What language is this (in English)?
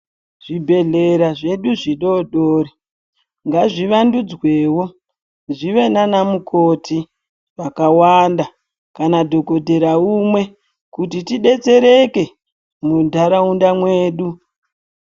Ndau